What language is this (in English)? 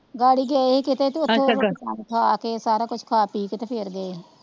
Punjabi